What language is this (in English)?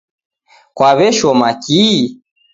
Taita